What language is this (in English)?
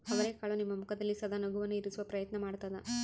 Kannada